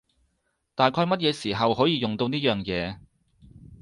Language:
Cantonese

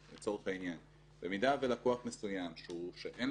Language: Hebrew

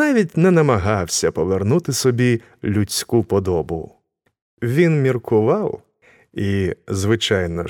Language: Ukrainian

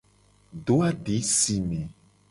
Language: Gen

